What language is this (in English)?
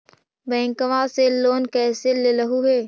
Magahi